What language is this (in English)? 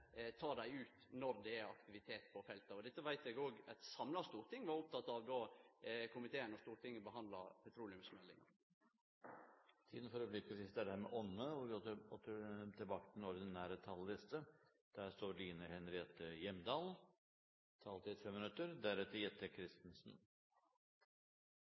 Norwegian